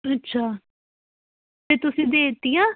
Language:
Punjabi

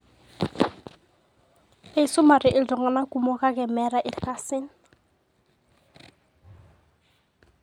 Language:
Masai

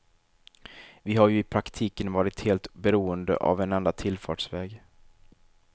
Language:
Swedish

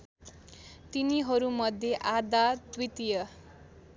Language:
Nepali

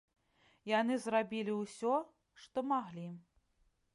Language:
Belarusian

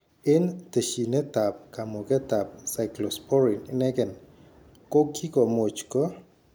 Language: Kalenjin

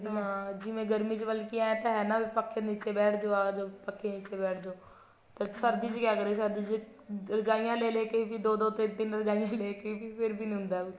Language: Punjabi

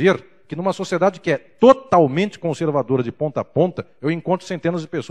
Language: Portuguese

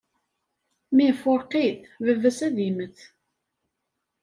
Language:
Kabyle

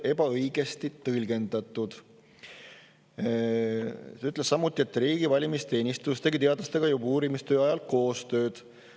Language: Estonian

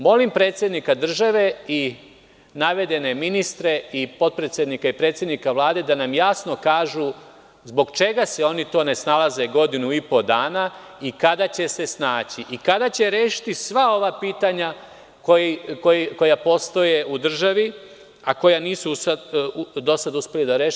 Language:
Serbian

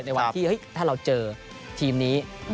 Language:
Thai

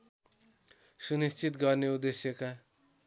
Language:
Nepali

